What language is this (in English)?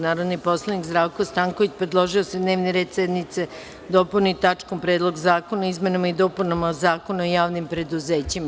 Serbian